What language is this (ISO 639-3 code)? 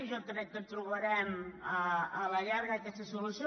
cat